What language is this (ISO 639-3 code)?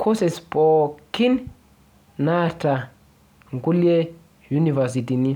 mas